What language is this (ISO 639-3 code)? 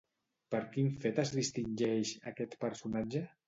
cat